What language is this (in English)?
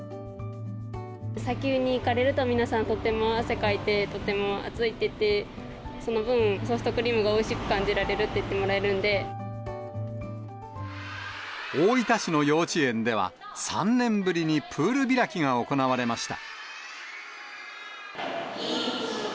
Japanese